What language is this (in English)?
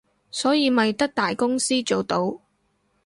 Cantonese